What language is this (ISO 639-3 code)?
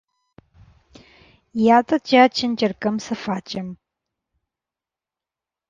ron